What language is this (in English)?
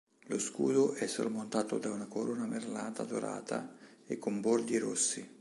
Italian